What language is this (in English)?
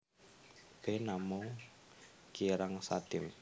Javanese